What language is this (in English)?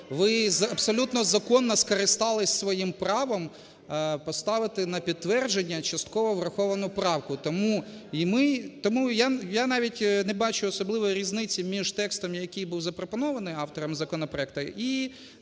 Ukrainian